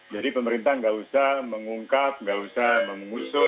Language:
Indonesian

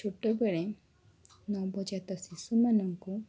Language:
Odia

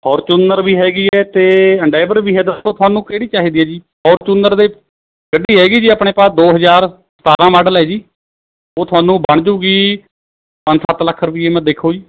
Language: Punjabi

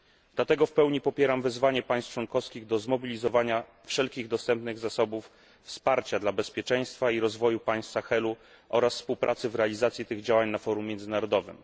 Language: Polish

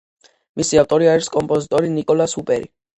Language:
Georgian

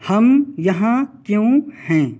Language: Urdu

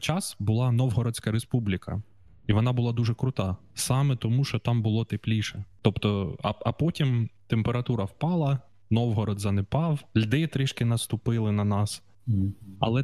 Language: Ukrainian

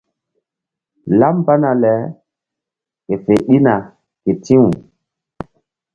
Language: Mbum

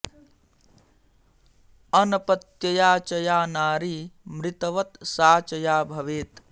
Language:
Sanskrit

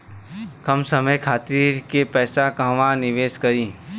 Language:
Bhojpuri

